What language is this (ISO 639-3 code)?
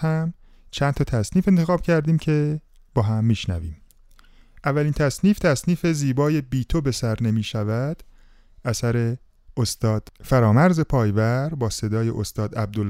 fas